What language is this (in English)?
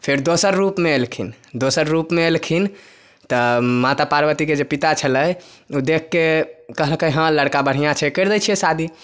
Maithili